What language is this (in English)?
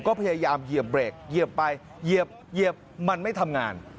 Thai